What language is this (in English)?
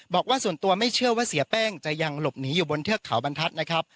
Thai